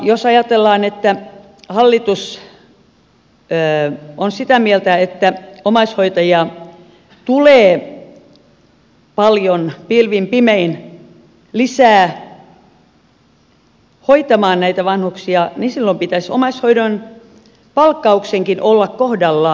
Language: Finnish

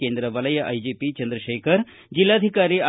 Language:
Kannada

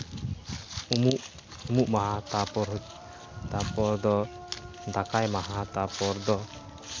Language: Santali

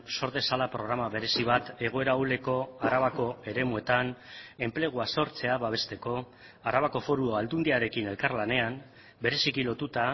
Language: Basque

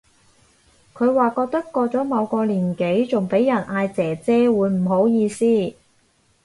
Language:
Cantonese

